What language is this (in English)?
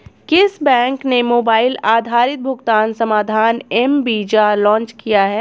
Hindi